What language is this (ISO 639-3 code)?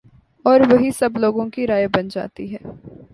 urd